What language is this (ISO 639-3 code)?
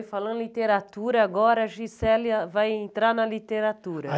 por